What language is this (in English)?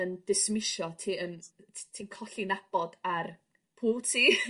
Welsh